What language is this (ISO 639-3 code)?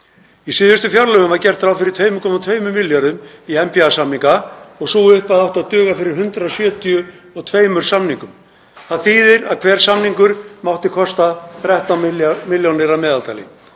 isl